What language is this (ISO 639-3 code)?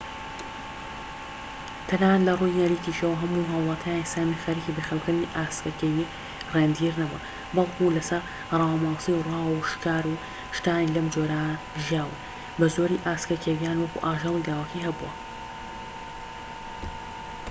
ckb